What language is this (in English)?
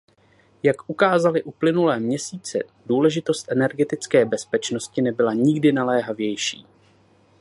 Czech